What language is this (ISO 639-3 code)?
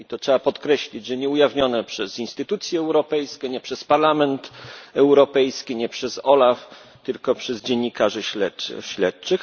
pol